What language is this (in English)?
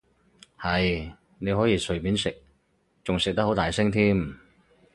Cantonese